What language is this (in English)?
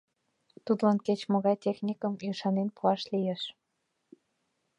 Mari